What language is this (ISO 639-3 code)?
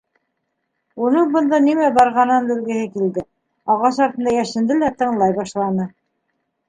bak